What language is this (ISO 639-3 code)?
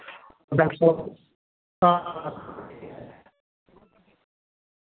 doi